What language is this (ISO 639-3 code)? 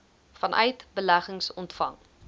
afr